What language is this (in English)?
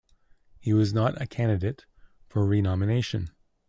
English